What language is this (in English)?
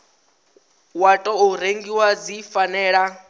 Venda